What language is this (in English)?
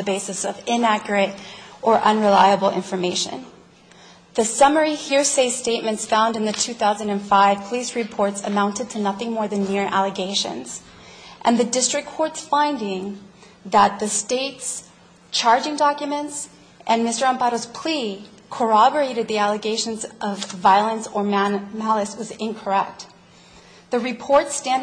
English